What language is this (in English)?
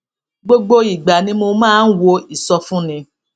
Yoruba